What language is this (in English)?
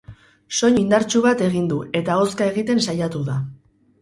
Basque